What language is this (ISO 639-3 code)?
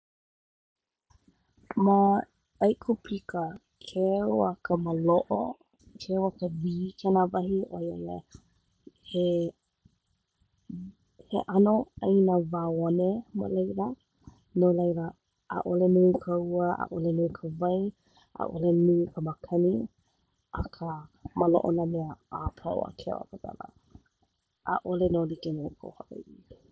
haw